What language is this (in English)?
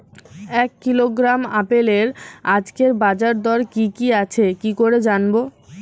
Bangla